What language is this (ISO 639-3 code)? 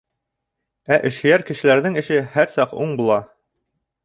bak